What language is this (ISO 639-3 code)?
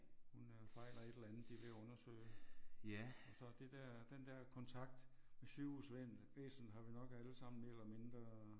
dan